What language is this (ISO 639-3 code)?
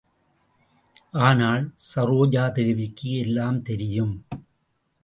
tam